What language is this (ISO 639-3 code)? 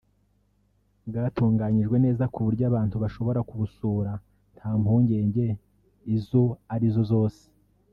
kin